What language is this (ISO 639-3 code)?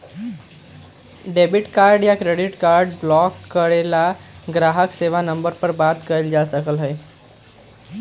mag